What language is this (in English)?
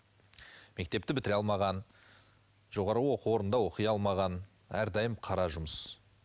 Kazakh